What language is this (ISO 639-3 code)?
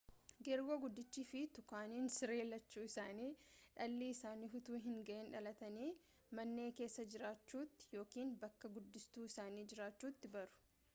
orm